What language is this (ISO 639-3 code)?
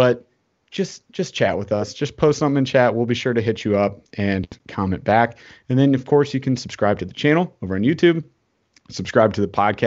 eng